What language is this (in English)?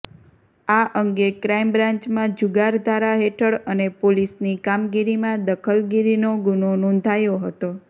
Gujarati